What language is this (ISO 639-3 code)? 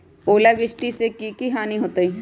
mag